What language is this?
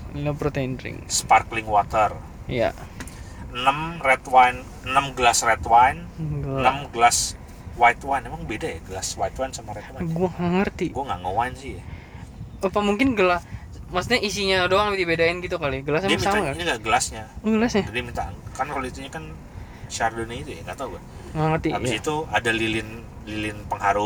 Indonesian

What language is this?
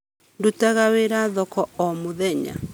Kikuyu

